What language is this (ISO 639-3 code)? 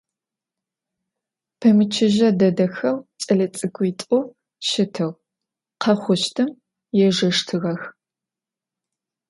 ady